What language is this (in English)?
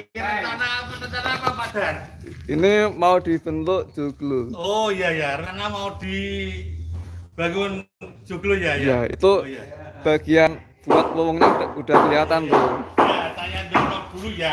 Indonesian